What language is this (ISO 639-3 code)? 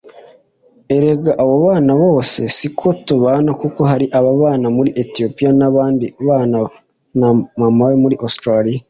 kin